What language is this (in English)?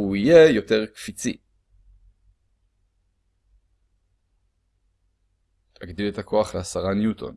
Hebrew